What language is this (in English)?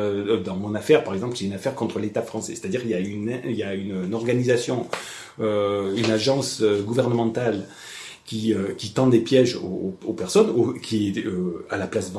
French